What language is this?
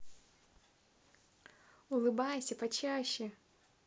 Russian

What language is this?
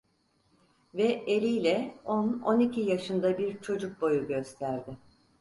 Turkish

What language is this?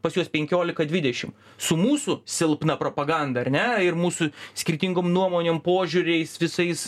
Lithuanian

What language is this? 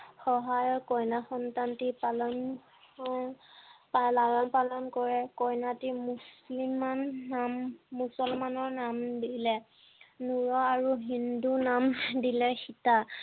Assamese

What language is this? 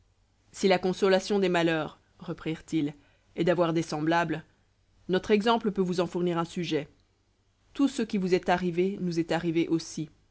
French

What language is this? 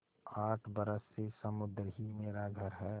Hindi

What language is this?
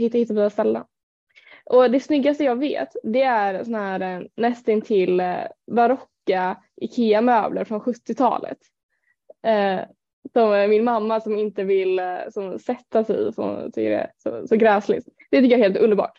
Swedish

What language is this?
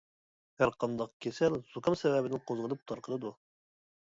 Uyghur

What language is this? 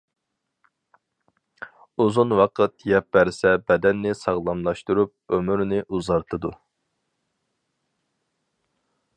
Uyghur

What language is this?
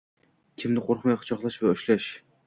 Uzbek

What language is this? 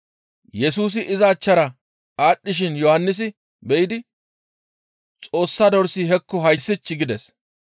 Gamo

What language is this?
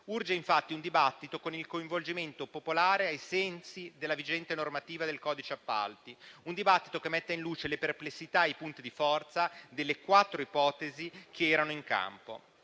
Italian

